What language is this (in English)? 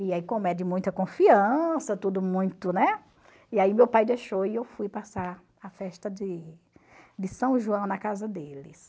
Portuguese